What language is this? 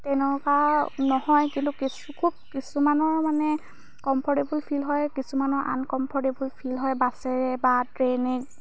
Assamese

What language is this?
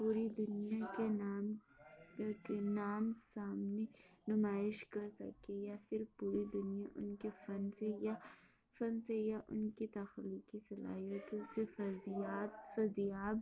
Urdu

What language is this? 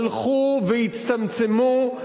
Hebrew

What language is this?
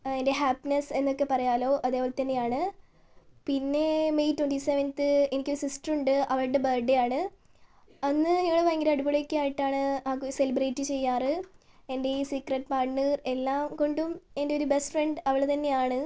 Malayalam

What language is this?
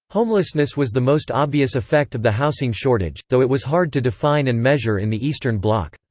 English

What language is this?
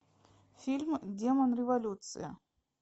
Russian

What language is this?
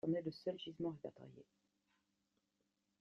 French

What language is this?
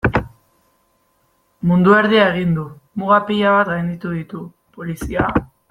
Basque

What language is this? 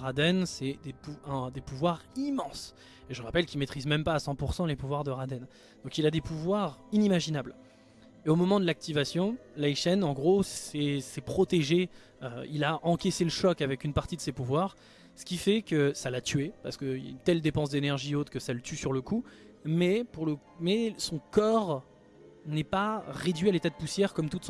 French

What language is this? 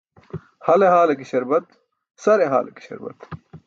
Burushaski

